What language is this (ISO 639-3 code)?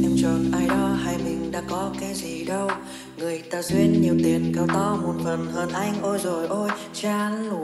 vie